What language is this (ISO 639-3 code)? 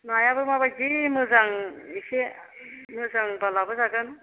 brx